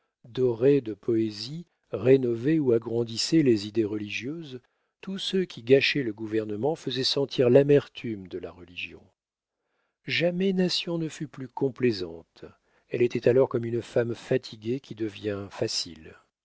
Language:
French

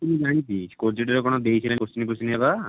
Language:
Odia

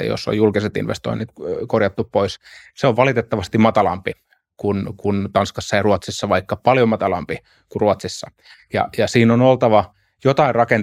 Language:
Finnish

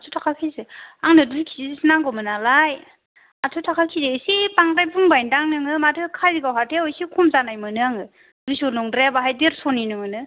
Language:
Bodo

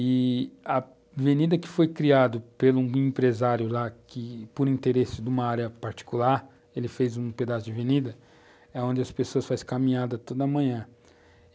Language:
Portuguese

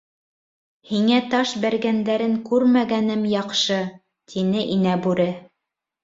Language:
Bashkir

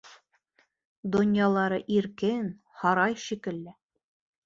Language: Bashkir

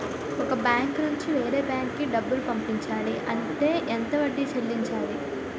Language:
Telugu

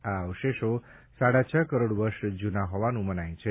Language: Gujarati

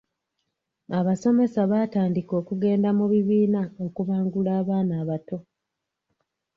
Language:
Ganda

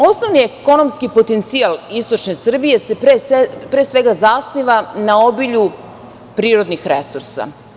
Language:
Serbian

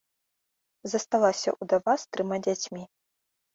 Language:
Belarusian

